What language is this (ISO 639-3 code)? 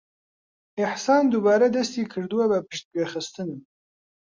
ckb